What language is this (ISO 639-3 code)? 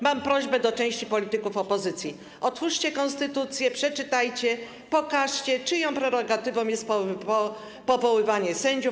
pol